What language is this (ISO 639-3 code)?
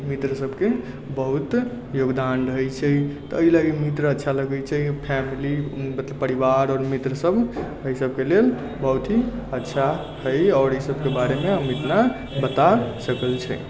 mai